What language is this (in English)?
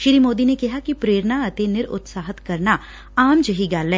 Punjabi